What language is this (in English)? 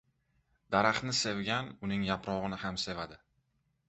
Uzbek